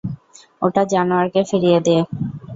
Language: Bangla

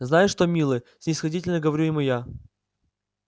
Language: Russian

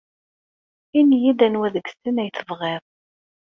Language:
Kabyle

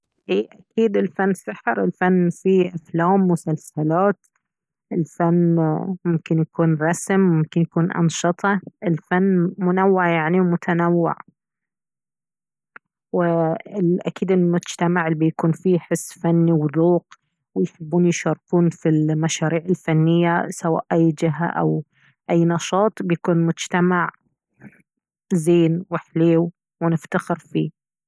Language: Baharna Arabic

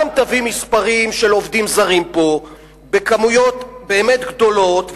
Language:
Hebrew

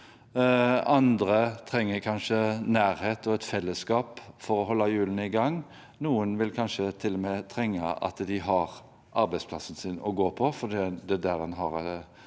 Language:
Norwegian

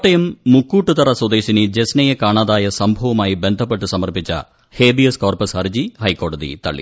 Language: Malayalam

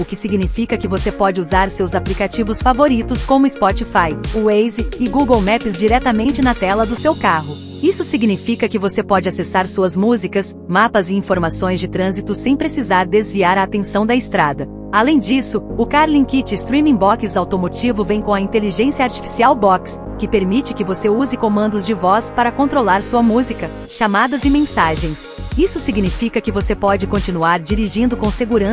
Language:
Portuguese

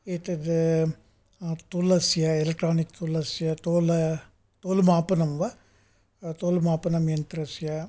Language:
Sanskrit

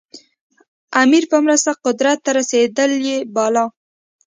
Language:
Pashto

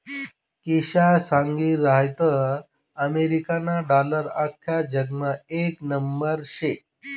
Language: Marathi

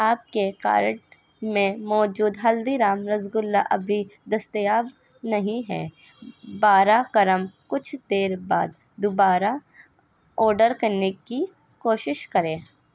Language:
Urdu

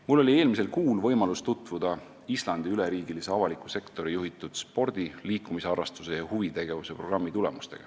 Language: Estonian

